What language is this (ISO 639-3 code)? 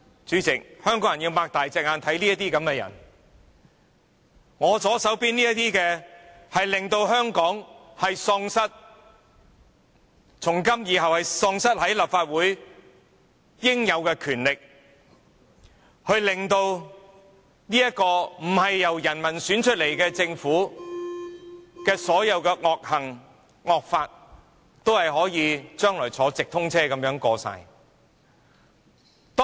yue